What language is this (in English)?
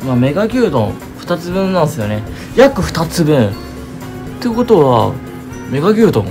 Japanese